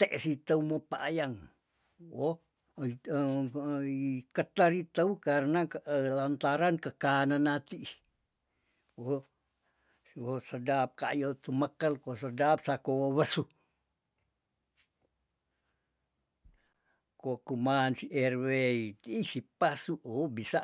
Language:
Tondano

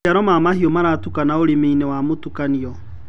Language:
Kikuyu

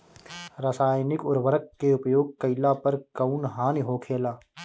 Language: Bhojpuri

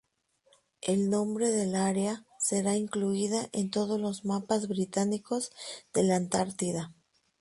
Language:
Spanish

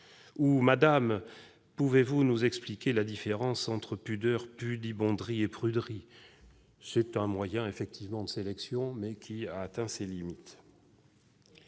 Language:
French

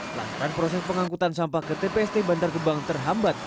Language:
Indonesian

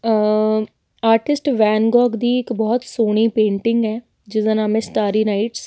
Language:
Punjabi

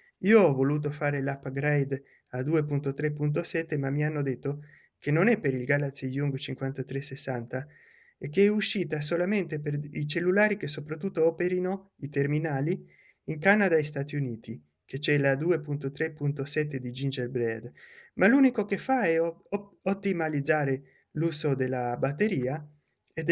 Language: Italian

